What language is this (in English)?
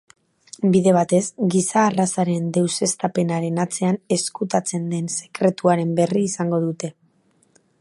Basque